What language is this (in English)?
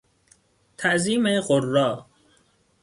Persian